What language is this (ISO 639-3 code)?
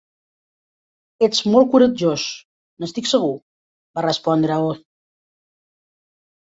cat